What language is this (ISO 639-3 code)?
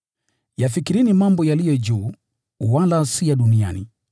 swa